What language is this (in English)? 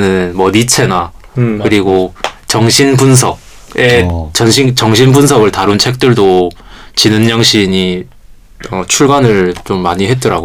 Korean